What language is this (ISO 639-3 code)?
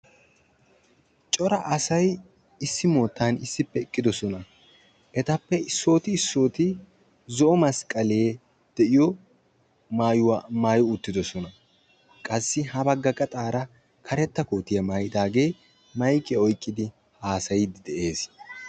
wal